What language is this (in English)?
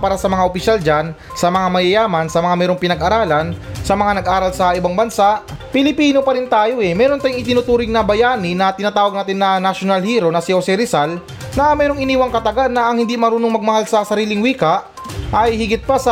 Filipino